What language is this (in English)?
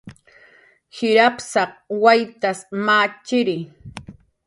Jaqaru